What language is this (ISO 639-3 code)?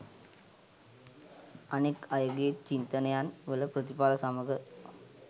sin